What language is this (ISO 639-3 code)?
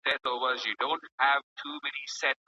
pus